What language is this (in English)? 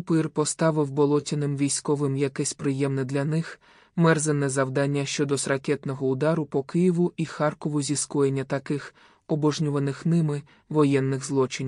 Ukrainian